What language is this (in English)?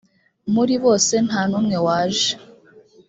Kinyarwanda